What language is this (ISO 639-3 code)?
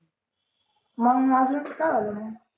mar